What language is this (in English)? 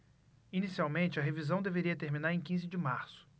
Portuguese